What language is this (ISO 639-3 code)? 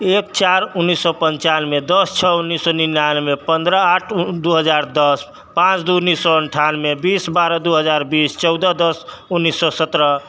mai